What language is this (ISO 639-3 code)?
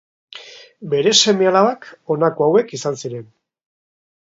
eus